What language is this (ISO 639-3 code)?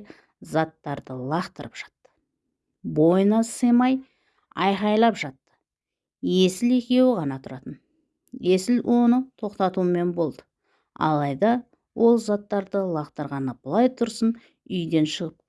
tur